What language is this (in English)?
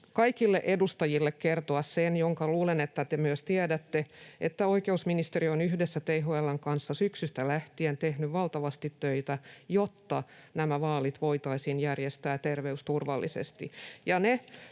Finnish